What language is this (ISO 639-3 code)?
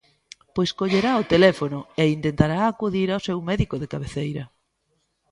glg